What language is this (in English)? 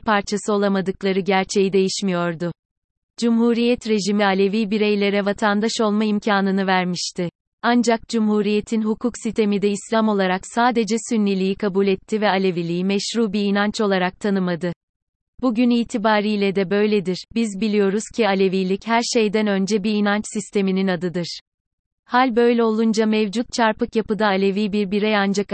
Turkish